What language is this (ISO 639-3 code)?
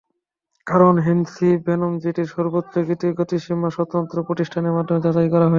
ben